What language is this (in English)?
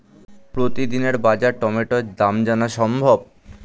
Bangla